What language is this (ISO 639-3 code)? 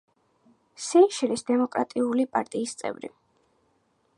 kat